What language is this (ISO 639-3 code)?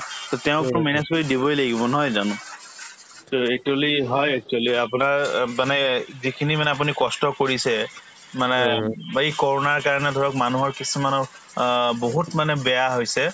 asm